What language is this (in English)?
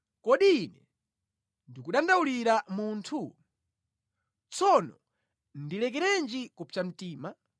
Nyanja